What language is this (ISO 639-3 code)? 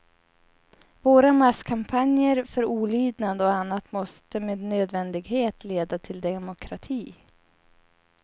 swe